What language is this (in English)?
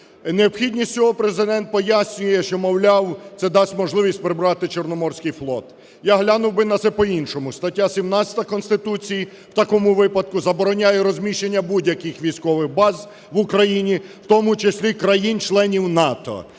Ukrainian